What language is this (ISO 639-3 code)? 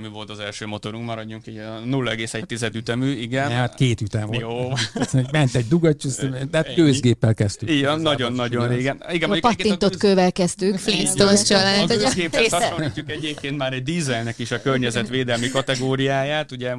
hun